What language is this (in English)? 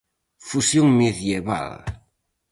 Galician